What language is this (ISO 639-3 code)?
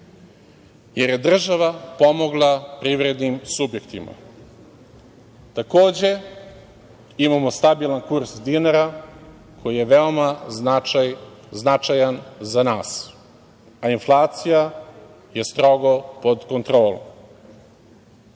srp